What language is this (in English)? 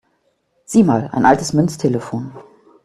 German